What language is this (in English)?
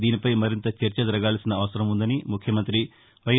Telugu